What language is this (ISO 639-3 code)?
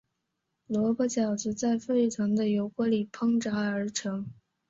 zho